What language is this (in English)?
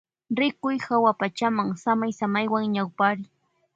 Loja Highland Quichua